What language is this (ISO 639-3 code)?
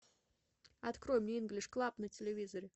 rus